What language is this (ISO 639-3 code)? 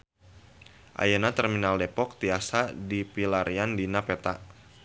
sun